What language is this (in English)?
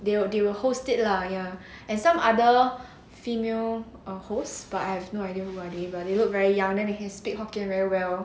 English